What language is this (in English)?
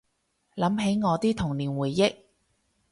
Cantonese